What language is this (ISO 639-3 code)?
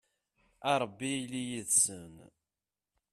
kab